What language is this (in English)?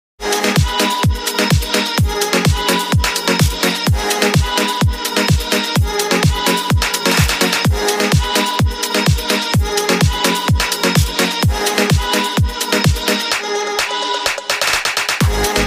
Hindi